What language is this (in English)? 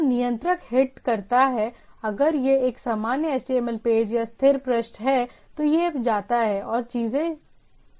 Hindi